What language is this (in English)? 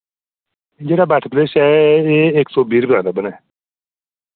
Dogri